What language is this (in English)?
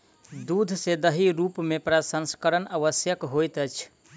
Maithili